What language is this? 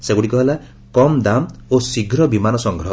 Odia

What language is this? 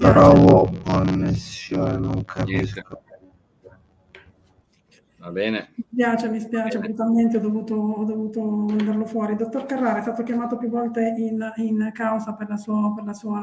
Italian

